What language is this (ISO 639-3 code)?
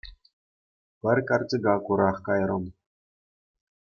chv